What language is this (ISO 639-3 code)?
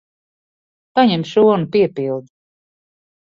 lav